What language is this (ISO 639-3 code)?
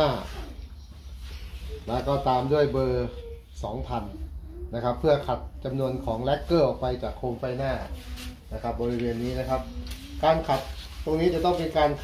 tha